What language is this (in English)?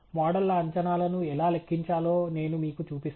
Telugu